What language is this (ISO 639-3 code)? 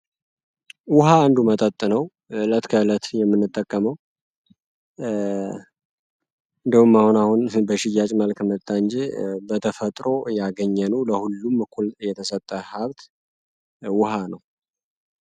amh